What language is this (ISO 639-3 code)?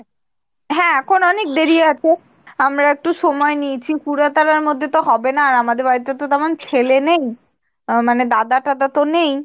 ben